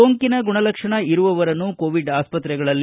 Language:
Kannada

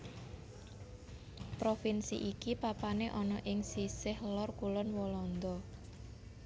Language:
Javanese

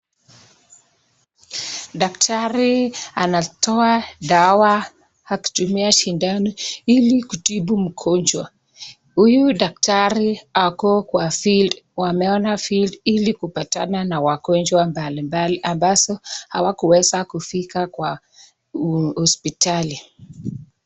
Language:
Swahili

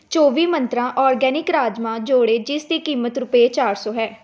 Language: Punjabi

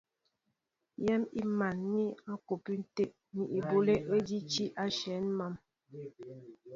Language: Mbo (Cameroon)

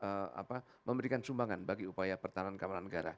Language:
Indonesian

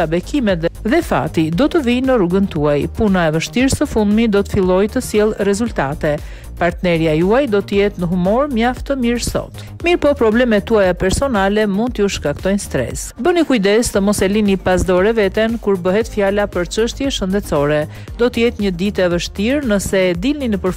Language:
Romanian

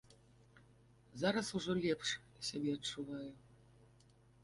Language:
Belarusian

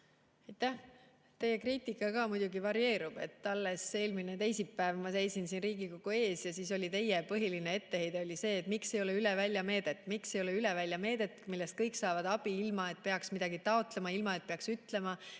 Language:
Estonian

